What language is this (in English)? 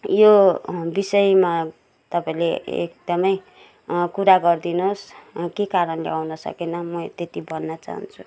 Nepali